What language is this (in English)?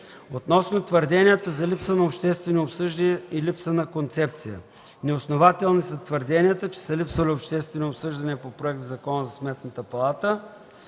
Bulgarian